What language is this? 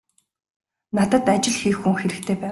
Mongolian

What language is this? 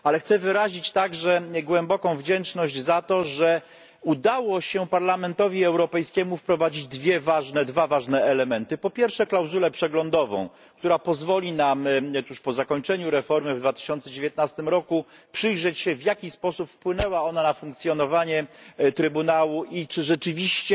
Polish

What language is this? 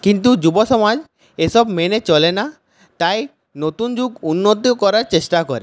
Bangla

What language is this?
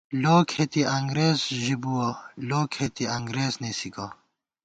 Gawar-Bati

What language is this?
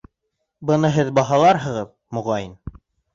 Bashkir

